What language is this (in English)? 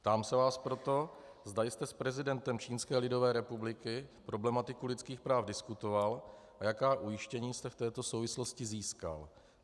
Czech